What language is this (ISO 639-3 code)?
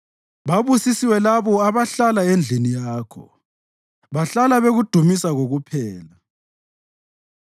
nde